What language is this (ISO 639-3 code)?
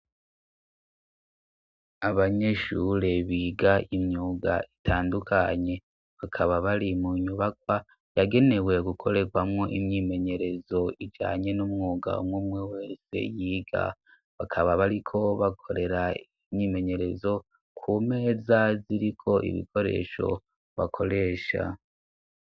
run